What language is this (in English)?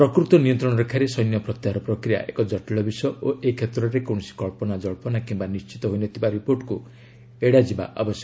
Odia